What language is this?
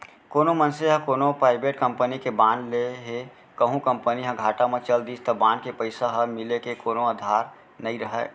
Chhattisgarhi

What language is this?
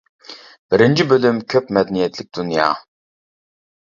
Uyghur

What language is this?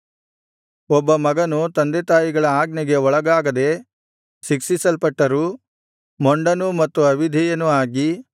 Kannada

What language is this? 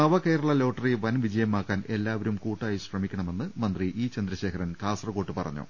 Malayalam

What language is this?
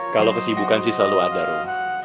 Indonesian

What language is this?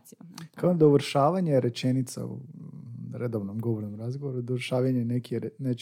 Croatian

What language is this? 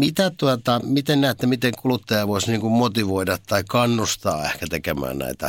Finnish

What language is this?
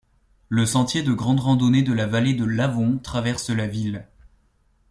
French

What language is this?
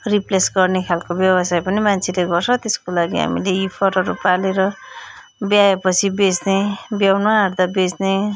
Nepali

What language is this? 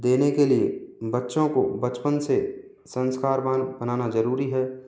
Hindi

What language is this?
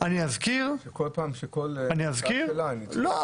Hebrew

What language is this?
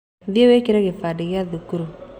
Kikuyu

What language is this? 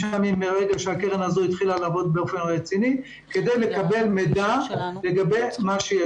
Hebrew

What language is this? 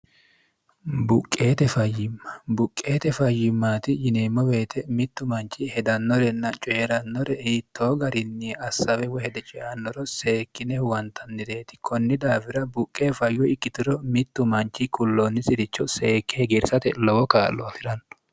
Sidamo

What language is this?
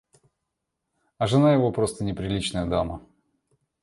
Russian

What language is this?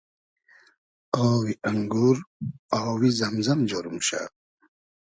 Hazaragi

